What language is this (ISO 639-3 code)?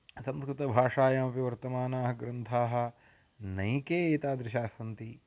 san